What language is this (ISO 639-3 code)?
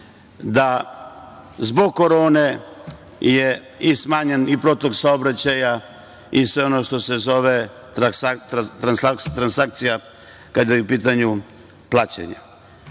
srp